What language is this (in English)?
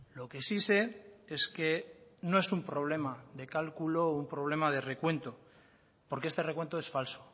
Spanish